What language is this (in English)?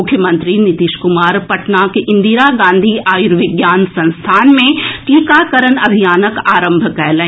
Maithili